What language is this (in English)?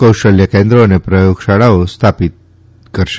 Gujarati